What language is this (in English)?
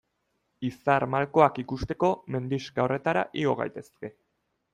Basque